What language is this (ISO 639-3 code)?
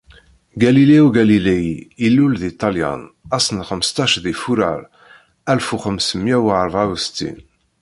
kab